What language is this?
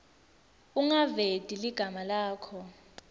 Swati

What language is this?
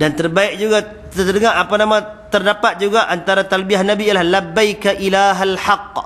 Malay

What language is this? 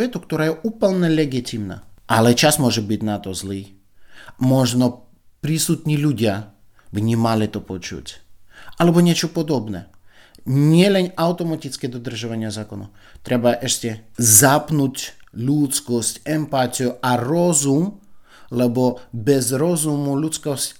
Slovak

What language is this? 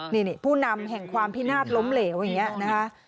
Thai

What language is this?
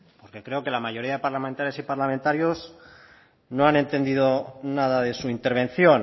Spanish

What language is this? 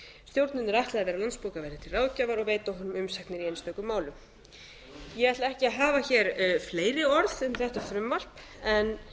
Icelandic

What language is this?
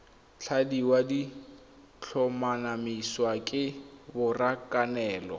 Tswana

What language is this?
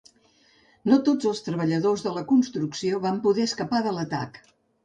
Catalan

